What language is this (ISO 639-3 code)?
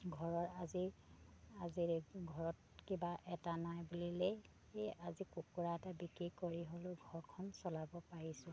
asm